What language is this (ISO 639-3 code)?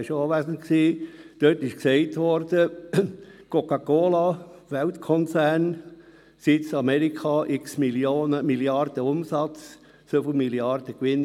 gsw